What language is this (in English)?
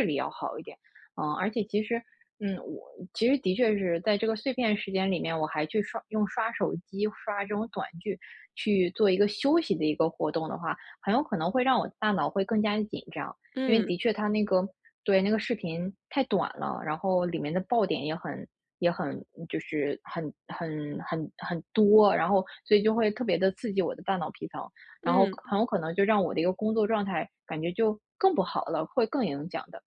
Chinese